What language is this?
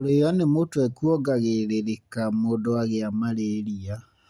Kikuyu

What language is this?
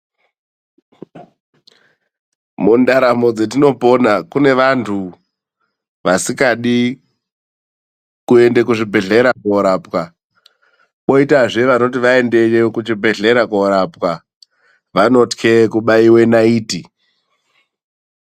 Ndau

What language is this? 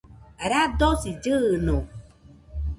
Nüpode Huitoto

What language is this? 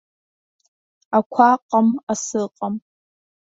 Abkhazian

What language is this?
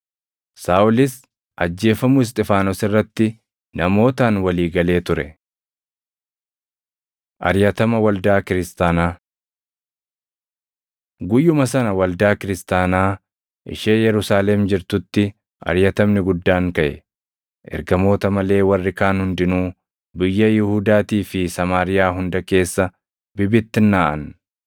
Oromo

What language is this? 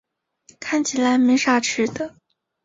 Chinese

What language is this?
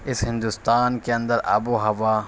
Urdu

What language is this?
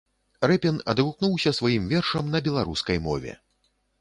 Belarusian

